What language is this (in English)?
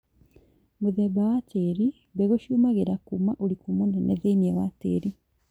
Kikuyu